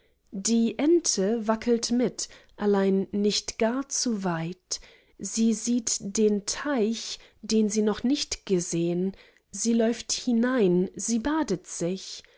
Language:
German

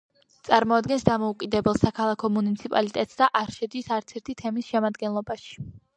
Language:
Georgian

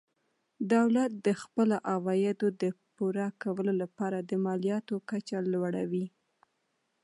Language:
Pashto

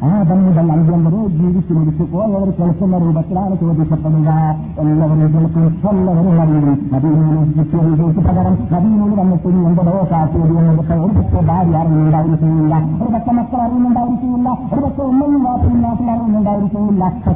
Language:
Malayalam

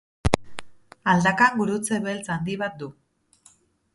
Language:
Basque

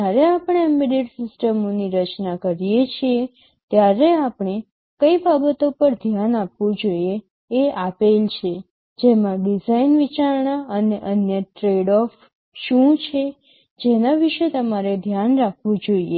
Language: Gujarati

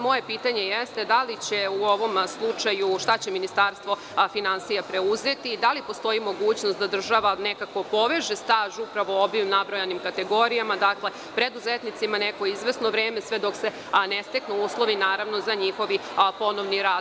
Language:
Serbian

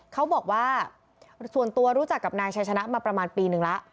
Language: Thai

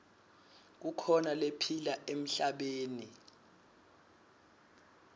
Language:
Swati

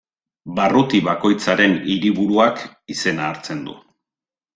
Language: Basque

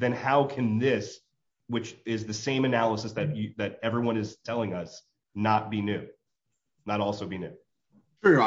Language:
English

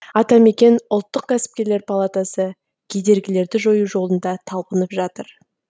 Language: Kazakh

